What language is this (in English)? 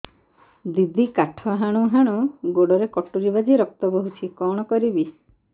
Odia